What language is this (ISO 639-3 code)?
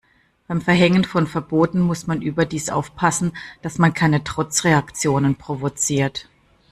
deu